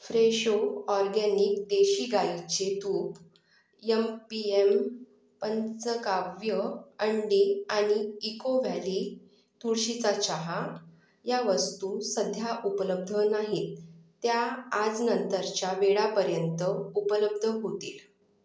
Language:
Marathi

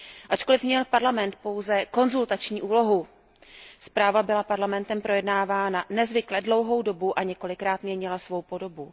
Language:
Czech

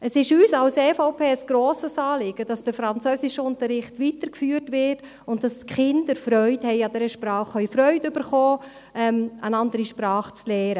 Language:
Swiss German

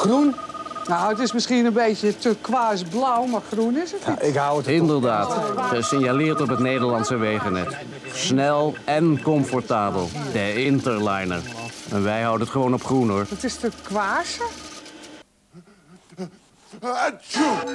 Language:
Dutch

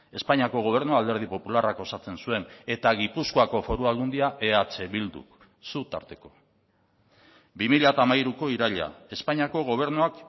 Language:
Basque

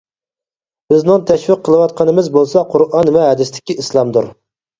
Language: Uyghur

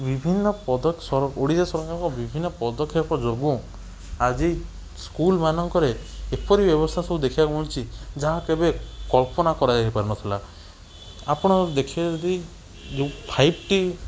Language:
Odia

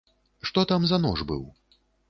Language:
Belarusian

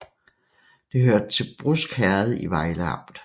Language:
Danish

